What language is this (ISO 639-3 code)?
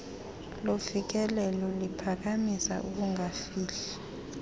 xho